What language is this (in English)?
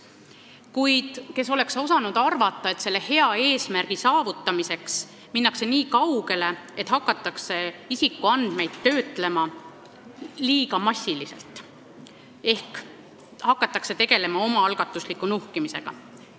Estonian